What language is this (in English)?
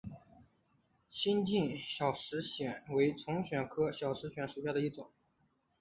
Chinese